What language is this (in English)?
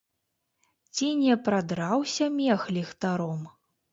Belarusian